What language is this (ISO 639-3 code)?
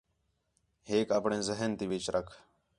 xhe